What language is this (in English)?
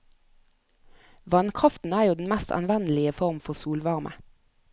Norwegian